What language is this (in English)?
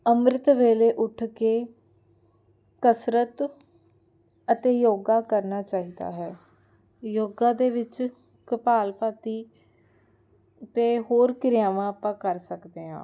Punjabi